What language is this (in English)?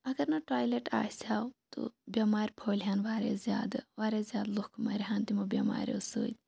Kashmiri